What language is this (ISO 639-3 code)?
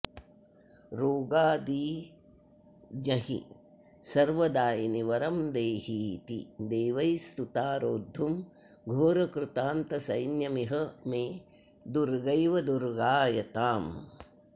san